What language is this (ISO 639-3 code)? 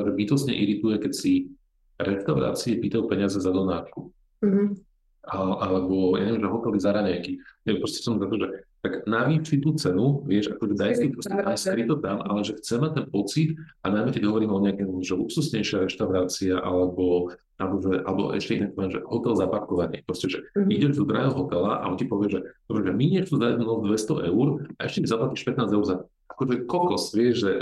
slk